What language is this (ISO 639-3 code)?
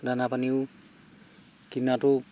asm